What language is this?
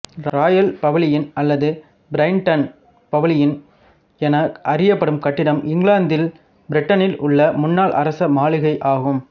Tamil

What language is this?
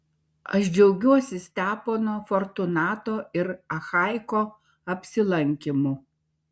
Lithuanian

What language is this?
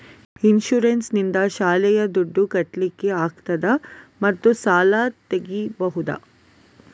Kannada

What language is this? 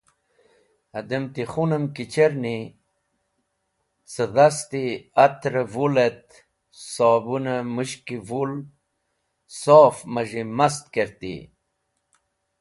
Wakhi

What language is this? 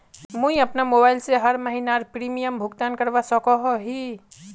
Magahi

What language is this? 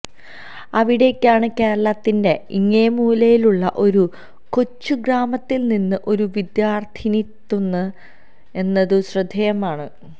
Malayalam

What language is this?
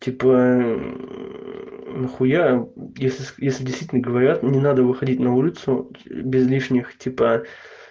Russian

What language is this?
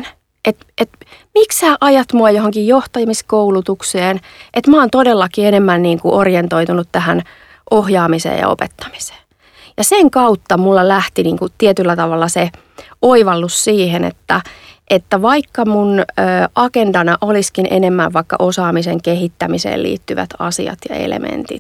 Finnish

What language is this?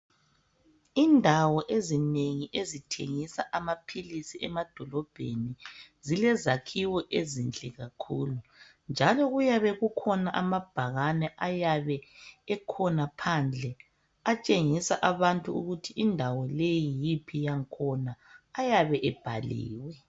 North Ndebele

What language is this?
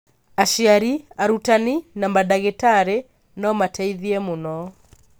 Kikuyu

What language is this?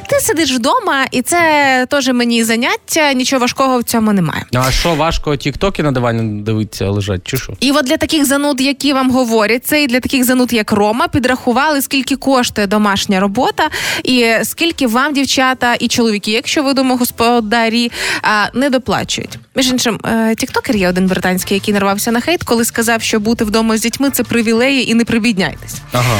Ukrainian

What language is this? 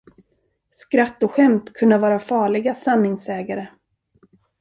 Swedish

